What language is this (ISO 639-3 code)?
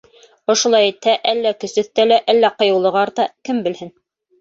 bak